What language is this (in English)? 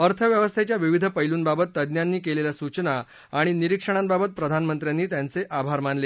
Marathi